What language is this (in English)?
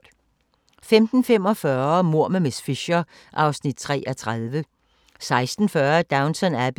Danish